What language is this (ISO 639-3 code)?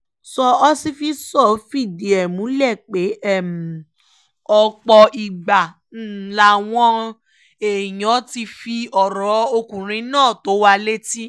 yor